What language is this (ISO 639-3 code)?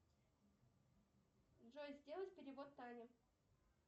rus